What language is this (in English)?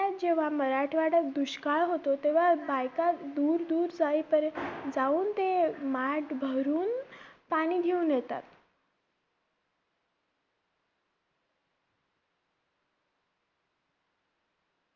Marathi